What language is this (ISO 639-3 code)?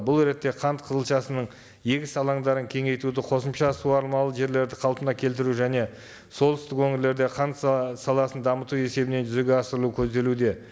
kaz